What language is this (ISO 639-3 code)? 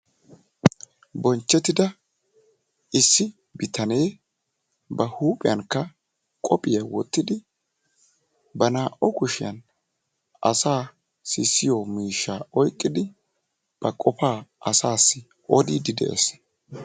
wal